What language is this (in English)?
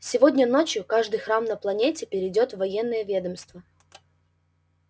Russian